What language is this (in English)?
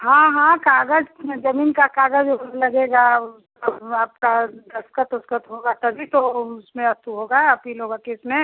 Hindi